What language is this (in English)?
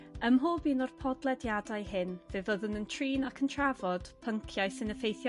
Welsh